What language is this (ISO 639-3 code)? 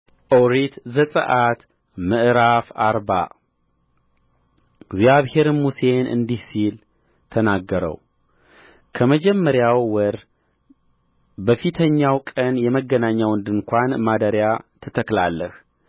amh